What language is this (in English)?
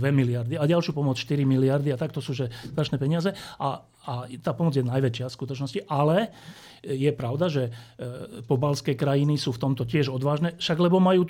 Slovak